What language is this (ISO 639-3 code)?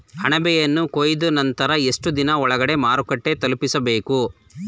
kan